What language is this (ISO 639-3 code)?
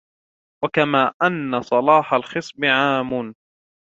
ara